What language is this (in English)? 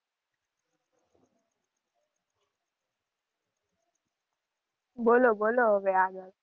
Gujarati